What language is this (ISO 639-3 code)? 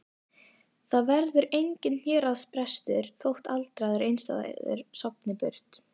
isl